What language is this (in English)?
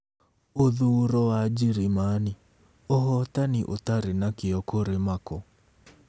Kikuyu